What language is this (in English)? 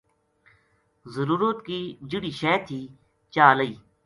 Gujari